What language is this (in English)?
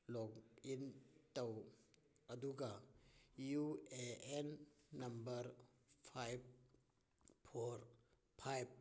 Manipuri